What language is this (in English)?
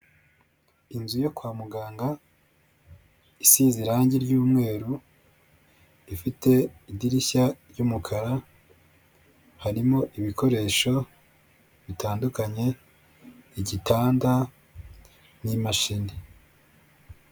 Kinyarwanda